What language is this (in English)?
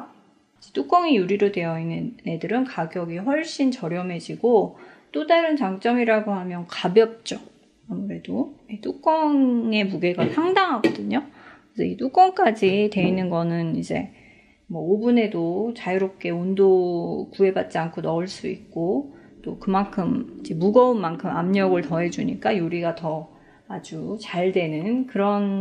Korean